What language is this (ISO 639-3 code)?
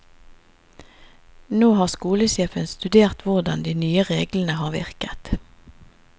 nor